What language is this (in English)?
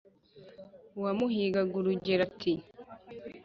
Kinyarwanda